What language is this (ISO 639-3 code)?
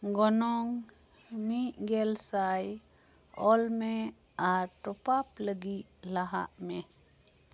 sat